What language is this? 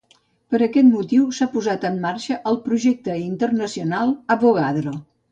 Catalan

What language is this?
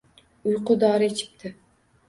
Uzbek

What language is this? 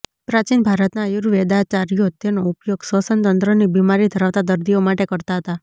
Gujarati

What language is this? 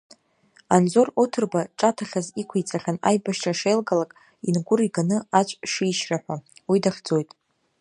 Abkhazian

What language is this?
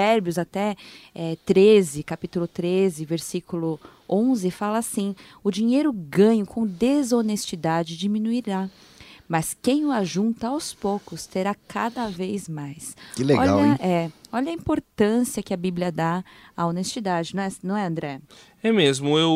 Portuguese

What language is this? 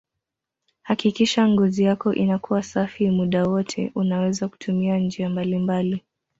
Swahili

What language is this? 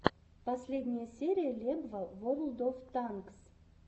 Russian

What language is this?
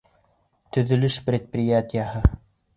Bashkir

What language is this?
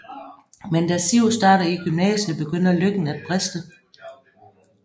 Danish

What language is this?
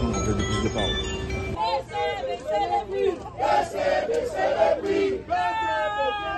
French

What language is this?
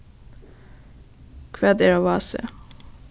Faroese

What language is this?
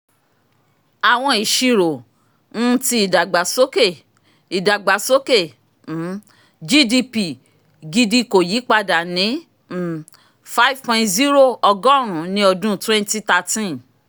Yoruba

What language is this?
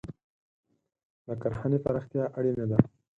Pashto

